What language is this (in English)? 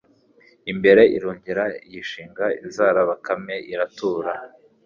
Kinyarwanda